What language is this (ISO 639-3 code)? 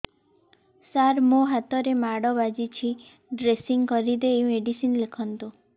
ori